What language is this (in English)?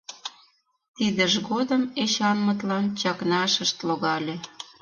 Mari